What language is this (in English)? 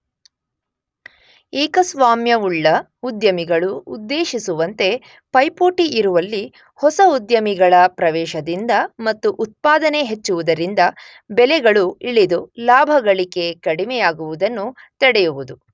Kannada